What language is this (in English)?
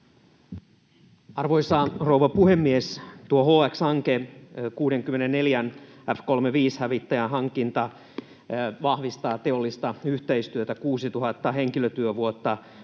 Finnish